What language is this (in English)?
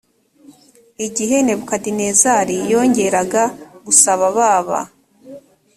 Kinyarwanda